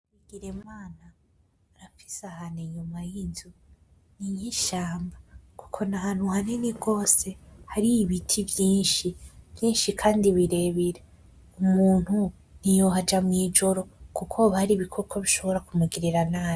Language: Rundi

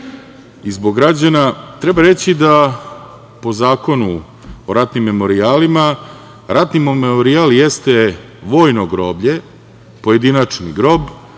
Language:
Serbian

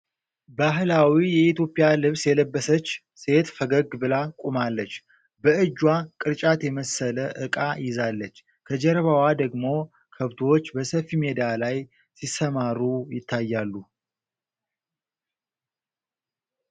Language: Amharic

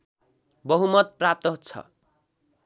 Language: Nepali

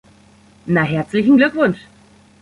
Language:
German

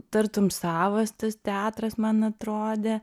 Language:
Lithuanian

